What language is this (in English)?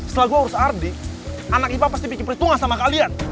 Indonesian